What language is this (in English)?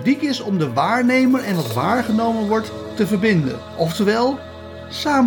Dutch